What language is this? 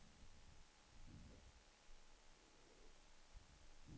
Swedish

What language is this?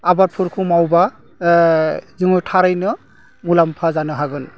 Bodo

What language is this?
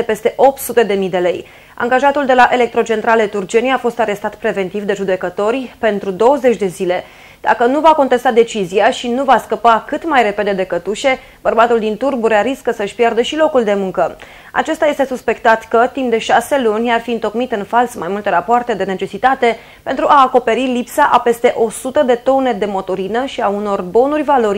Romanian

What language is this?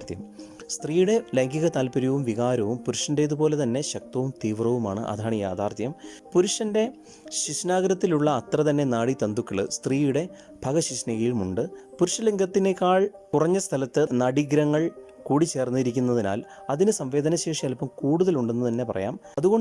Malayalam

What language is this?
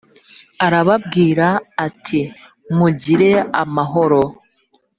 Kinyarwanda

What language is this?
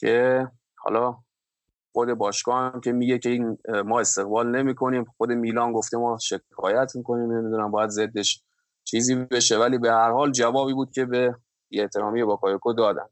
Persian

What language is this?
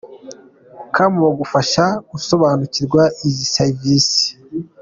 Kinyarwanda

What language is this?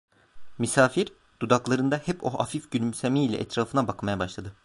Turkish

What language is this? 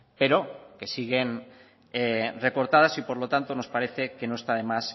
Spanish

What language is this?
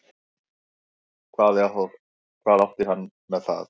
Icelandic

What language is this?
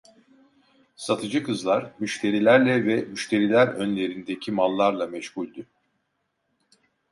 Turkish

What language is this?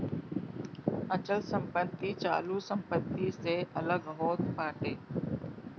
Bhojpuri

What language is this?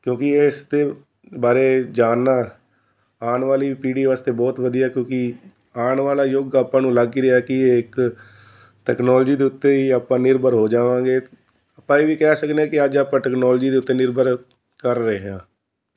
Punjabi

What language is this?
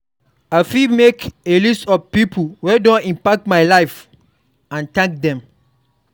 Nigerian Pidgin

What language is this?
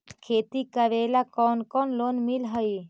Magahi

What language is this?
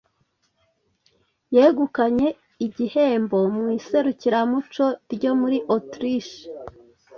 Kinyarwanda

